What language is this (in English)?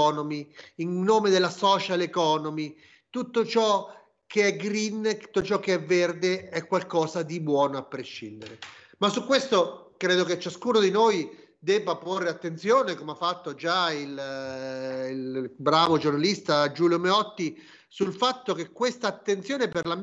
Italian